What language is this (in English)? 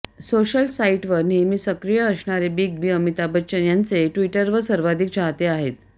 Marathi